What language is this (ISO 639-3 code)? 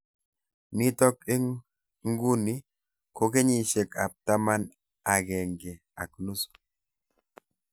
kln